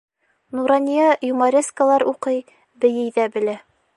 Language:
Bashkir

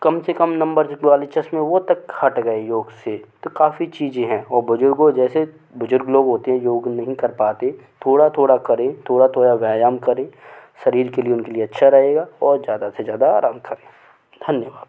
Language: Hindi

